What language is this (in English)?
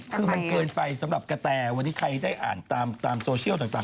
Thai